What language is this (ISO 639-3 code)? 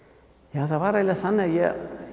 isl